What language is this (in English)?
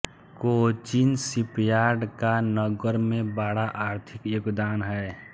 Hindi